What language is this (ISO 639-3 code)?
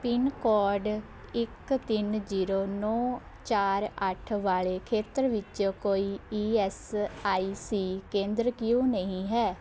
pan